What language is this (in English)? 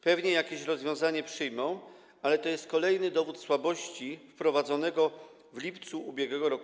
Polish